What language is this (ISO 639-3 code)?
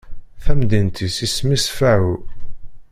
kab